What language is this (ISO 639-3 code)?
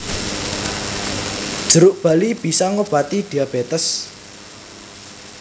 jav